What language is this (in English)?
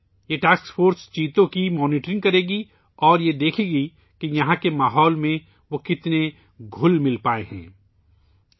Urdu